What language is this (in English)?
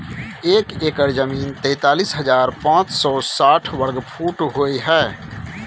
Maithili